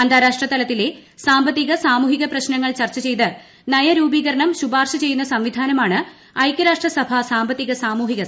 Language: Malayalam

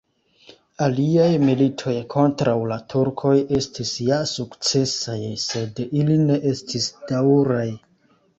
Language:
Esperanto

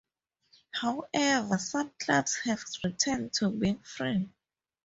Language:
English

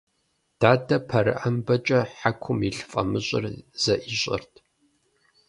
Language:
Kabardian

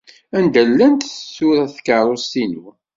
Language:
Kabyle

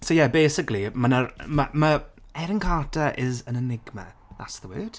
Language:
Welsh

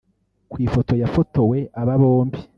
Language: Kinyarwanda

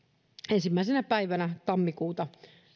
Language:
Finnish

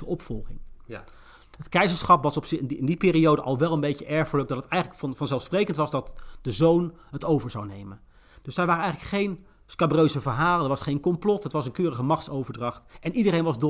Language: Dutch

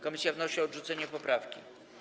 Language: Polish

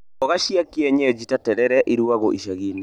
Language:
Kikuyu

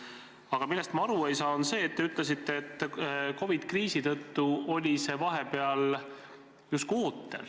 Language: Estonian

